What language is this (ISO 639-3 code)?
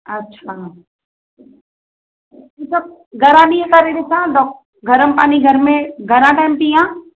snd